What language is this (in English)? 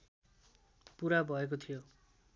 Nepali